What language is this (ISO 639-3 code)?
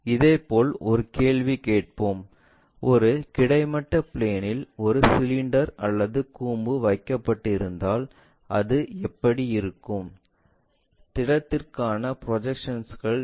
tam